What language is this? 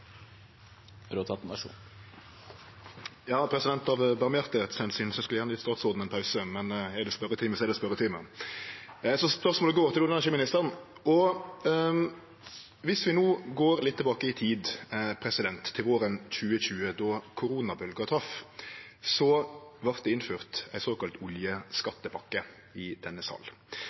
Norwegian Nynorsk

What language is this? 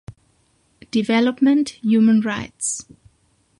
German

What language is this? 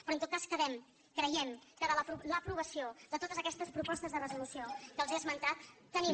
Catalan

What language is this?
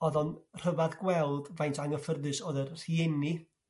Welsh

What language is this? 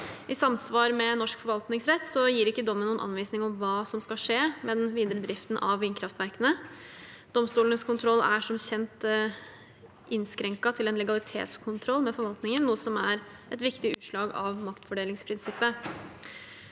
Norwegian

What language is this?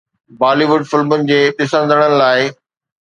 Sindhi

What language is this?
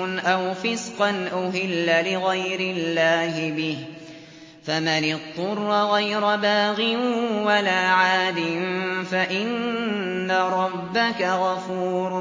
Arabic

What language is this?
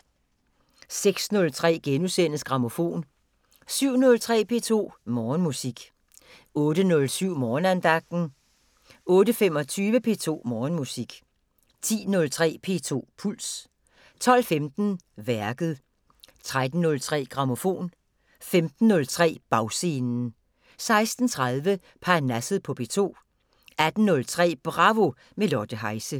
Danish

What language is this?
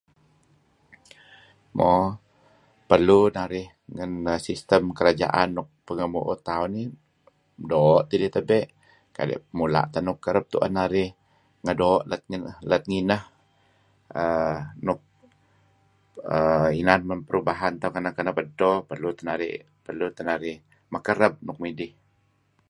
Kelabit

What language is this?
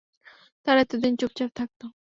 Bangla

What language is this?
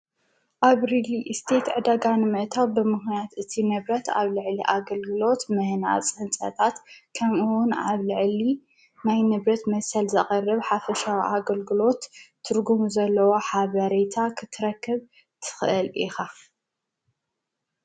Tigrinya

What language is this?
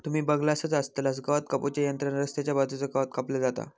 Marathi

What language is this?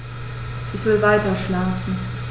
German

